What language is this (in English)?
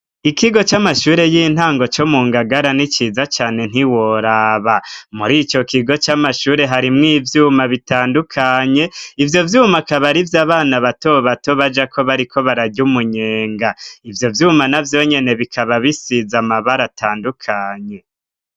Rundi